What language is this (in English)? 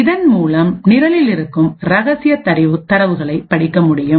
Tamil